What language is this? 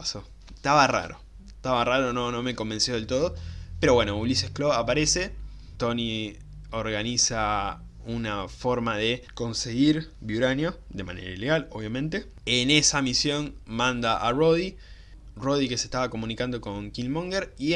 Spanish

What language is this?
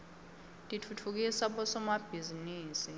Swati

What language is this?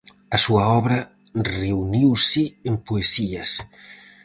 Galician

